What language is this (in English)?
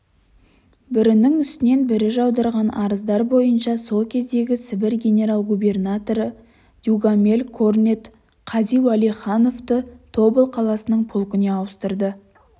Kazakh